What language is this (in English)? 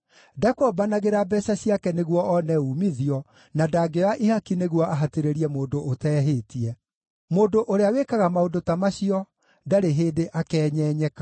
Kikuyu